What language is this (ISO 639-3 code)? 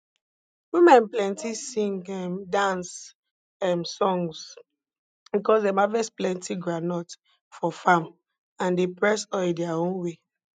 pcm